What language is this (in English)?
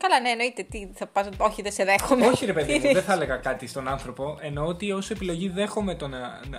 Greek